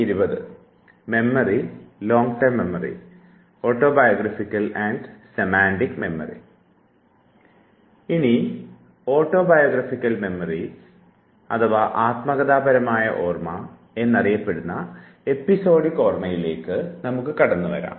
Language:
Malayalam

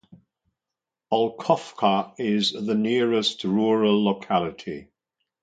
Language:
English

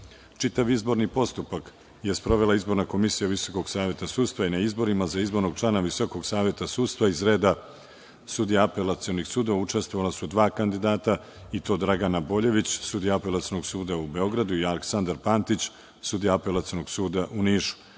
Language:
Serbian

